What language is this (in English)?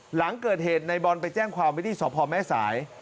Thai